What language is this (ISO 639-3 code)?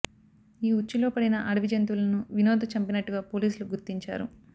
tel